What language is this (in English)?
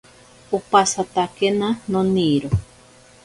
Ashéninka Perené